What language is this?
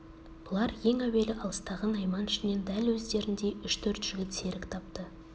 Kazakh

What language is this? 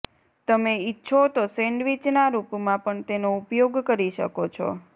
Gujarati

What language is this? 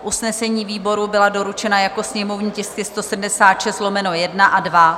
Czech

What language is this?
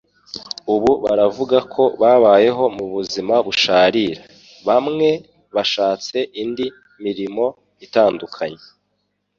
Kinyarwanda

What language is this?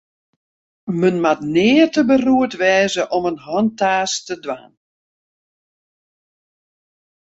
Western Frisian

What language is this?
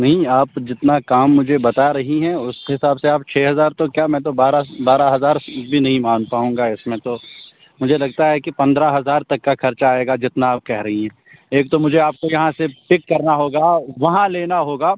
Urdu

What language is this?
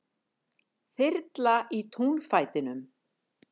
Icelandic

